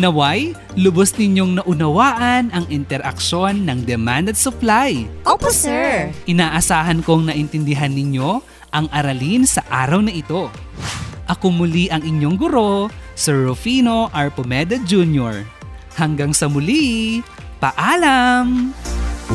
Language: Filipino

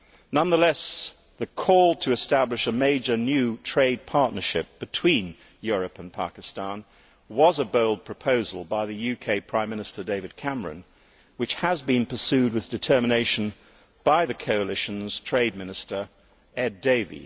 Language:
English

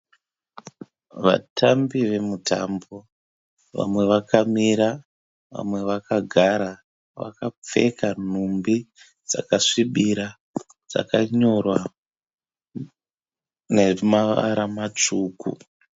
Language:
Shona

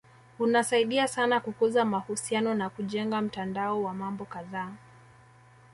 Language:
Swahili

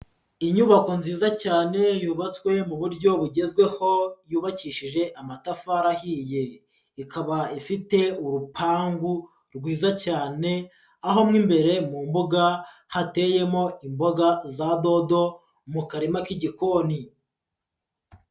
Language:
Kinyarwanda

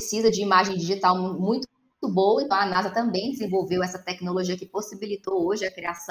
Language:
Portuguese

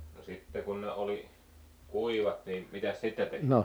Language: Finnish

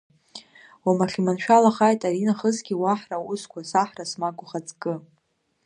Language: Abkhazian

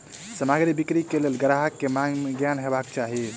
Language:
Maithili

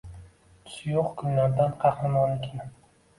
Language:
Uzbek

